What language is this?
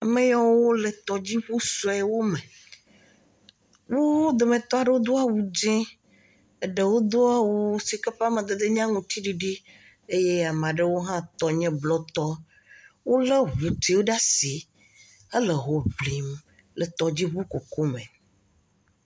Ewe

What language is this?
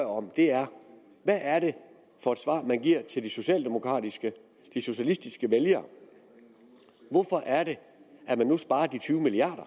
Danish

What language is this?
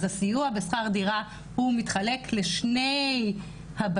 Hebrew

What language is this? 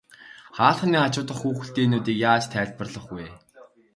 Mongolian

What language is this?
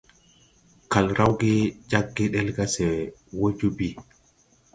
Tupuri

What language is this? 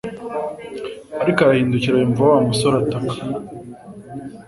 Kinyarwanda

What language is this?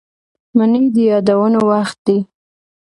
Pashto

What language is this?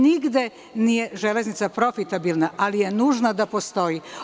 Serbian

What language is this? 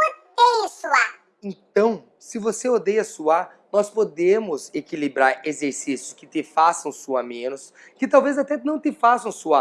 Portuguese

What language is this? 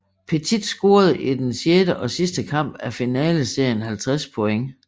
Danish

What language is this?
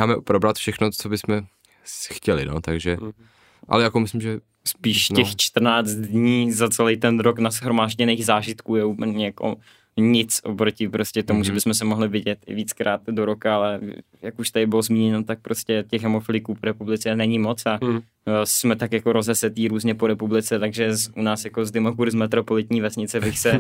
Czech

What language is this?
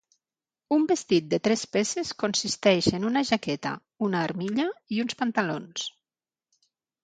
Catalan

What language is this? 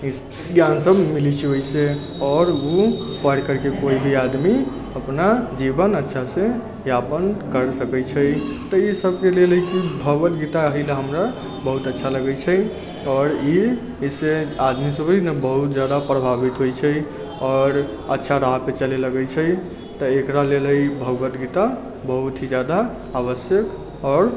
Maithili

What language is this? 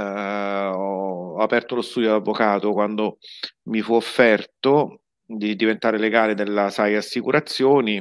Italian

